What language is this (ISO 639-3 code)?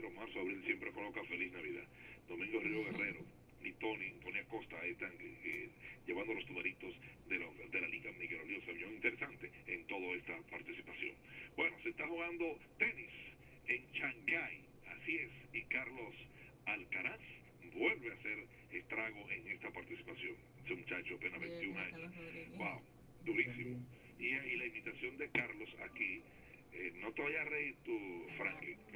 spa